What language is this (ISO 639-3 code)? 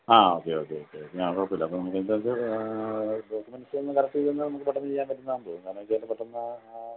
mal